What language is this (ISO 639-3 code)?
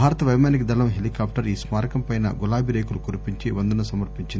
tel